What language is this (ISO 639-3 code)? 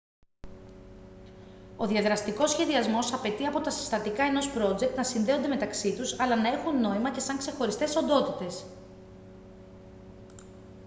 ell